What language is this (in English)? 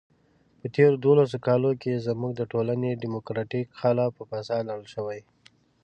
Pashto